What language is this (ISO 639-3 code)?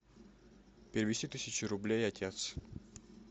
rus